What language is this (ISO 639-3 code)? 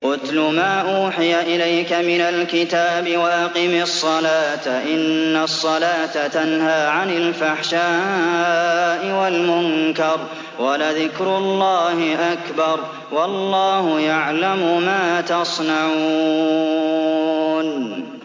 ara